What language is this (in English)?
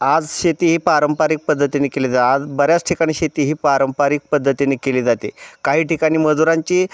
Marathi